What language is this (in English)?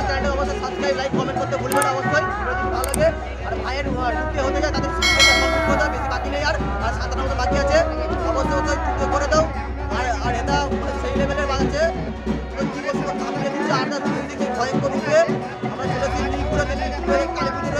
Bangla